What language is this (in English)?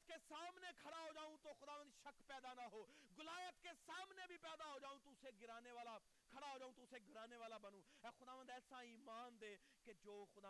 Urdu